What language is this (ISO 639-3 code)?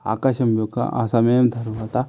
tel